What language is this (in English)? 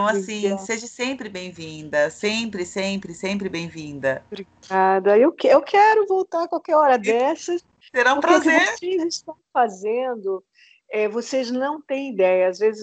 Portuguese